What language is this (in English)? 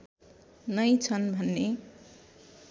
Nepali